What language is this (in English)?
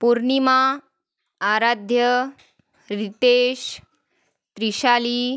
Marathi